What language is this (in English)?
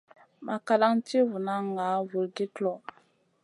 Masana